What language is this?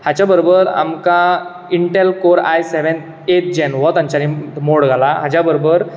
Konkani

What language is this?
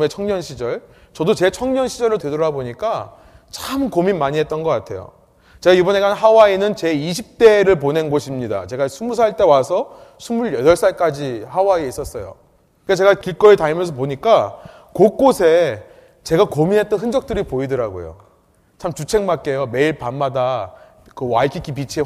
Korean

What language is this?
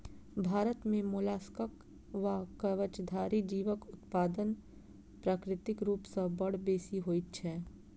Maithili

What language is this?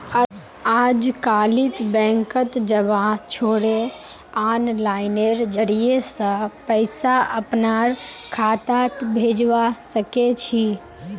Magahi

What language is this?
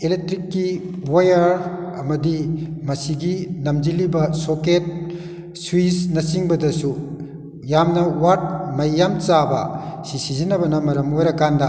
Manipuri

